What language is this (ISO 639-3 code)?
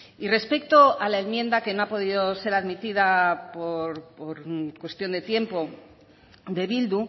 spa